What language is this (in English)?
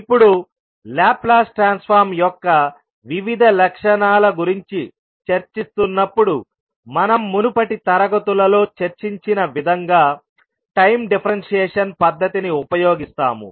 Telugu